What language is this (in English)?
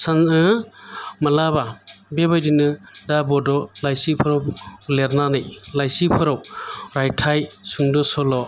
Bodo